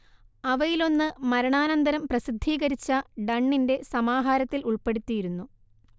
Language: Malayalam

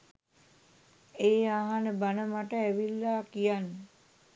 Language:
Sinhala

